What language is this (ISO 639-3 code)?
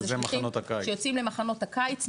heb